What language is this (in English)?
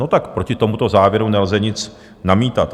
Czech